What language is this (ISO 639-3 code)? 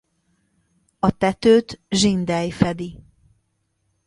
hun